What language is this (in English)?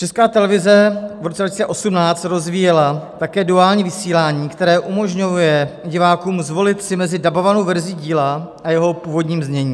Czech